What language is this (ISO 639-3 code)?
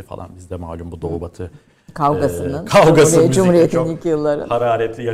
tur